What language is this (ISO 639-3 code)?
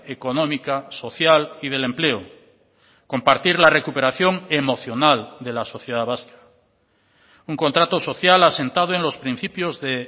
spa